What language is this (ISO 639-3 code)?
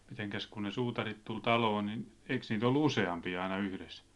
fin